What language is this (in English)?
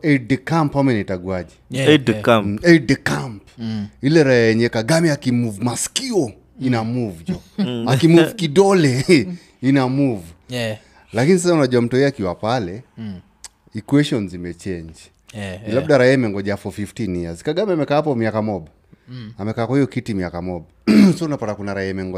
Swahili